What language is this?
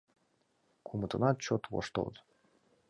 Mari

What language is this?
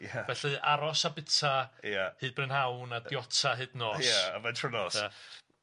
Welsh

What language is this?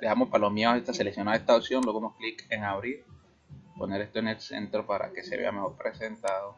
Spanish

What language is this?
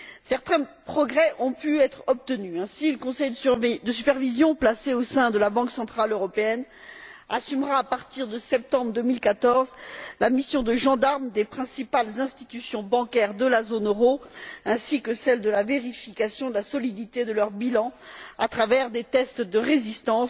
French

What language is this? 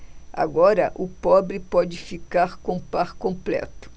Portuguese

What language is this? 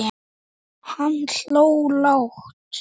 Icelandic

